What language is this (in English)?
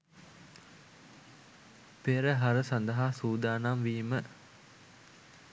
Sinhala